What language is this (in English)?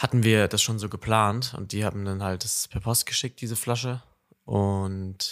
German